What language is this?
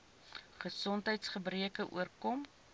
Afrikaans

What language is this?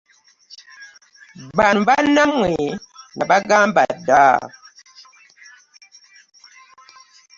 Ganda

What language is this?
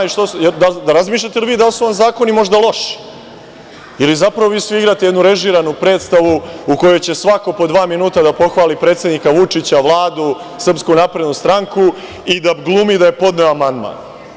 Serbian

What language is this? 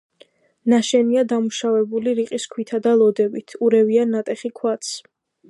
Georgian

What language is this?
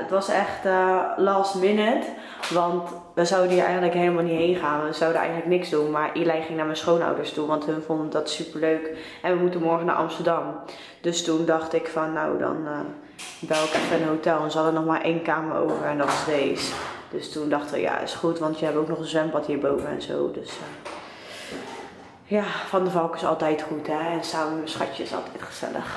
Dutch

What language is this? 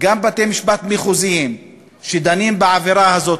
Hebrew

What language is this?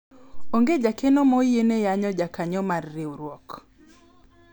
Luo (Kenya and Tanzania)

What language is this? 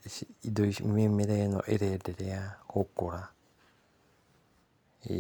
Kikuyu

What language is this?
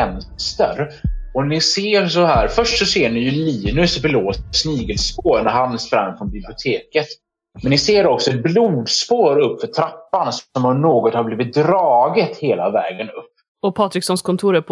Swedish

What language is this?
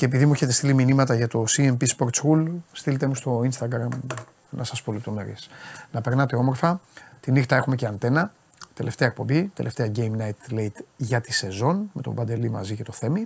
Greek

